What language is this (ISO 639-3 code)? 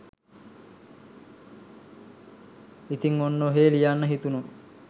sin